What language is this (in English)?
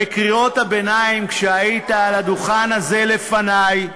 Hebrew